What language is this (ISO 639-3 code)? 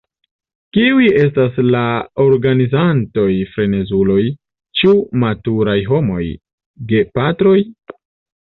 epo